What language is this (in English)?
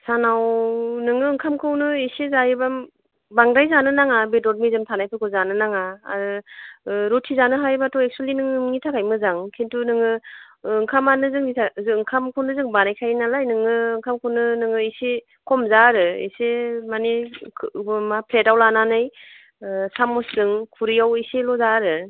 Bodo